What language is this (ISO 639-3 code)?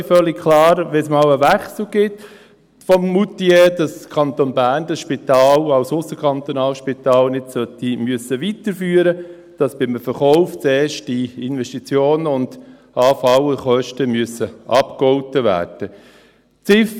gsw